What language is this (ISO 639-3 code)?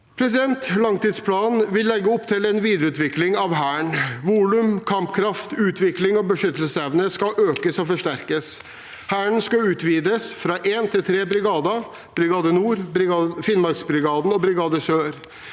nor